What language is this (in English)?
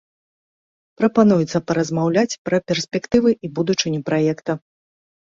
Belarusian